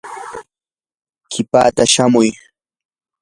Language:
Yanahuanca Pasco Quechua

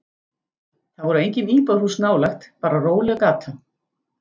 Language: Icelandic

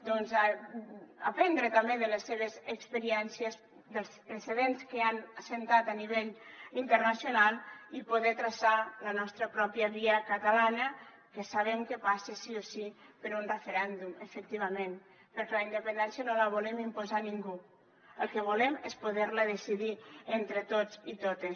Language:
Catalan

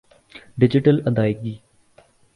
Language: Urdu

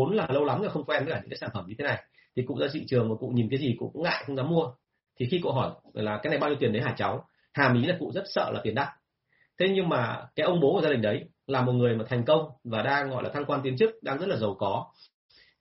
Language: Vietnamese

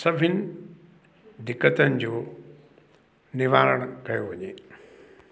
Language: Sindhi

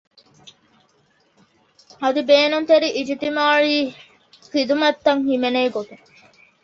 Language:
Divehi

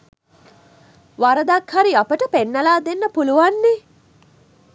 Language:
Sinhala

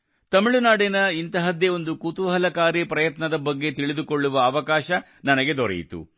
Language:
Kannada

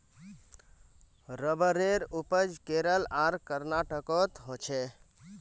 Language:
Magahi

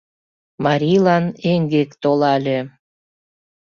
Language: Mari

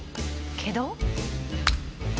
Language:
Japanese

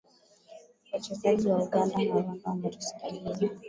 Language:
Swahili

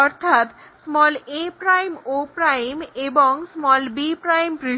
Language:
Bangla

